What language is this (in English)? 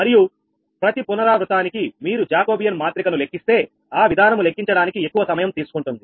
Telugu